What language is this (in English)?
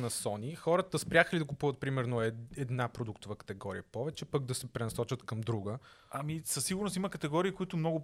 Bulgarian